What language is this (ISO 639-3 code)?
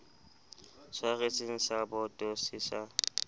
sot